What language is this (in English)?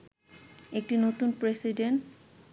Bangla